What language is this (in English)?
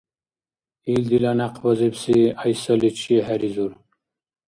Dargwa